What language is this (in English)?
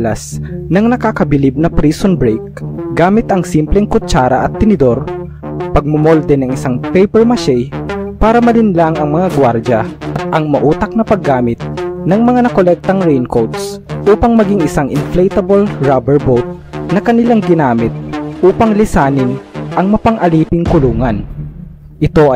Filipino